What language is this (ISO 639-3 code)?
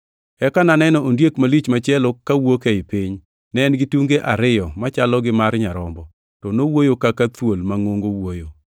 luo